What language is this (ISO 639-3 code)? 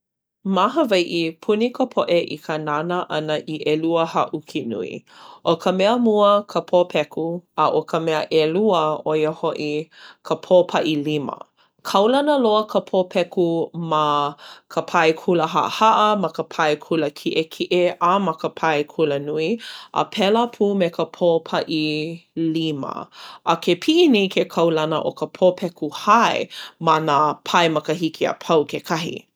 haw